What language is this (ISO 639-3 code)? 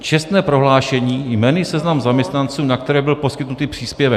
ces